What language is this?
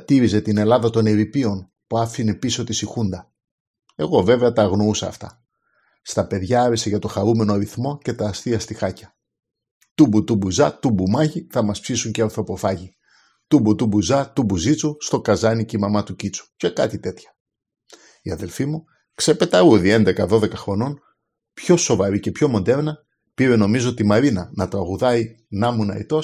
Greek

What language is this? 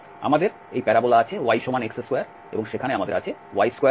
Bangla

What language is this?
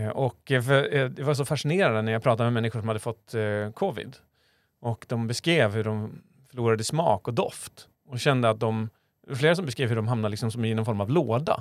Swedish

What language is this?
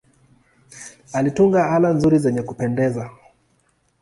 Swahili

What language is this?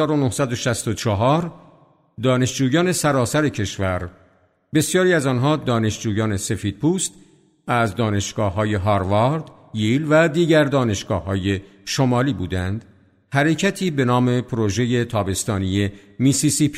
Persian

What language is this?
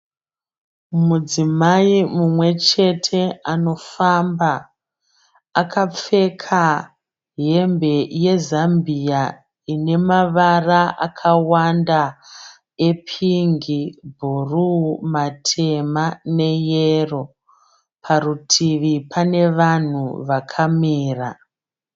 Shona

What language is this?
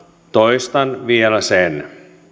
Finnish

